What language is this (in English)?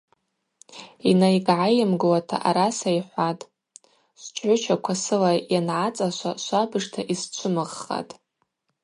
Abaza